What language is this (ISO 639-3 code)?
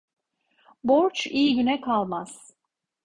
tur